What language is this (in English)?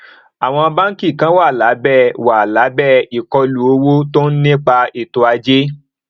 Yoruba